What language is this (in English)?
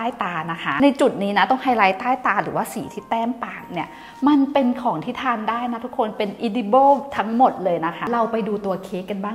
Thai